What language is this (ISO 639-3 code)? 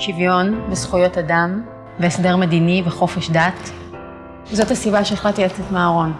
heb